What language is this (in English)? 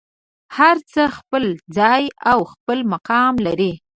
Pashto